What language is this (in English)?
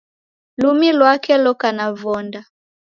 Taita